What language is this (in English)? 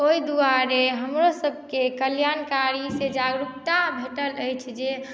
Maithili